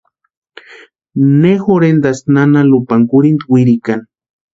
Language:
Western Highland Purepecha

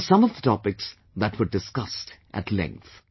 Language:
English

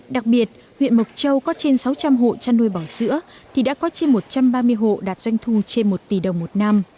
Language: Vietnamese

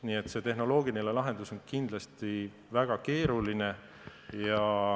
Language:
Estonian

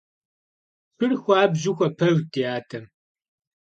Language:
Kabardian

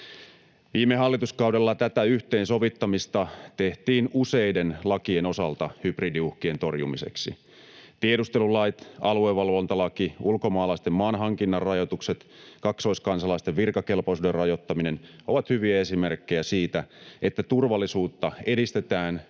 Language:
Finnish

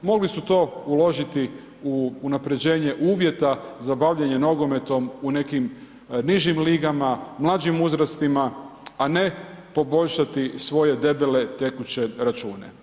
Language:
Croatian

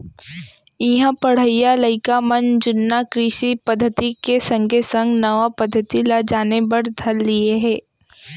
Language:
Chhattisgarhi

